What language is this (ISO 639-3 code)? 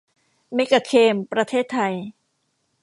tha